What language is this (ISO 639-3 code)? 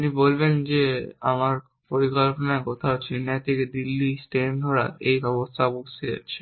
ben